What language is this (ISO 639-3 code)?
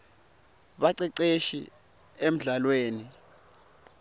ssw